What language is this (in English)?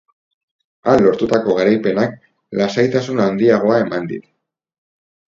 Basque